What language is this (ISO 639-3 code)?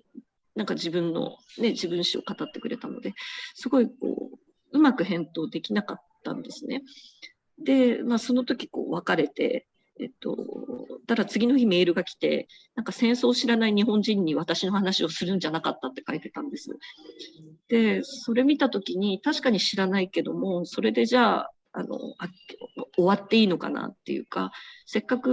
jpn